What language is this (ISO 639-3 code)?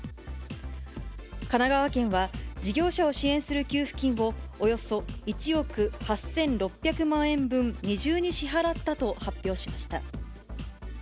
jpn